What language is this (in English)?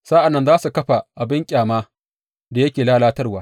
Hausa